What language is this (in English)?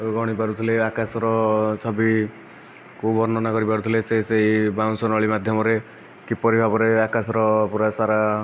Odia